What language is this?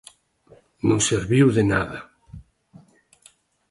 Galician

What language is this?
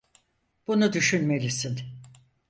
Turkish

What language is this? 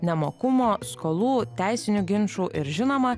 Lithuanian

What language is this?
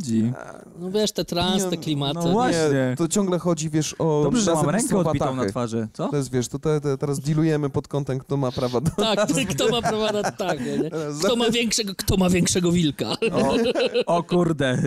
Polish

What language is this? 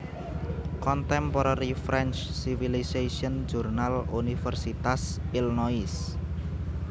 Javanese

